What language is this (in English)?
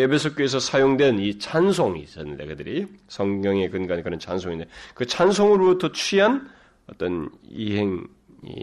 Korean